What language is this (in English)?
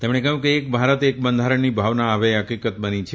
Gujarati